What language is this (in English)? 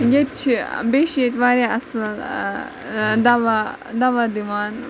Kashmiri